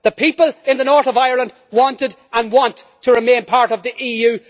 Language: English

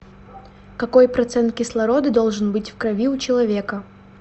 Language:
Russian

